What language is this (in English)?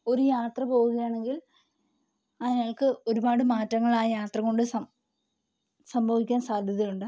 Malayalam